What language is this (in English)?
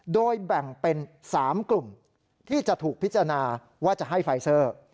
Thai